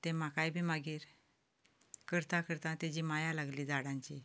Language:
Konkani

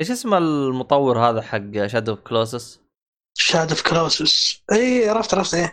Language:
Arabic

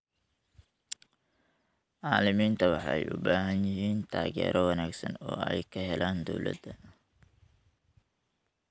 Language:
Somali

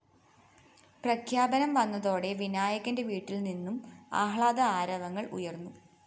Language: Malayalam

